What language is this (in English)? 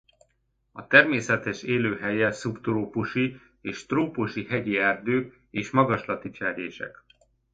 Hungarian